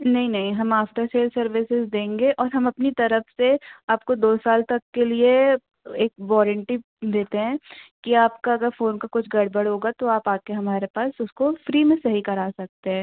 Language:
Hindi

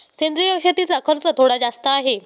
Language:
Marathi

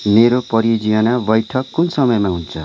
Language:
Nepali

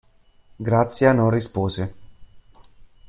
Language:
Italian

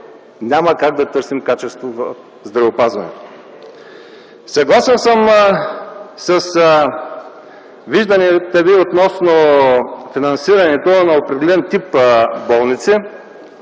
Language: Bulgarian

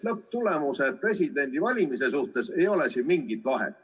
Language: Estonian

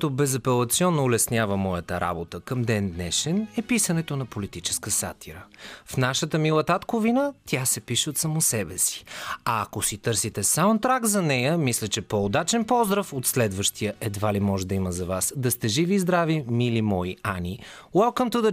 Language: Bulgarian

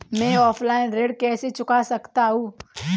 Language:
Hindi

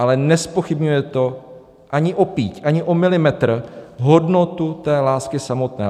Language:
Czech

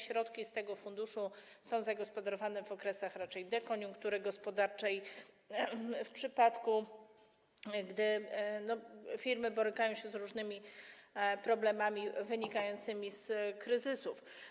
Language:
Polish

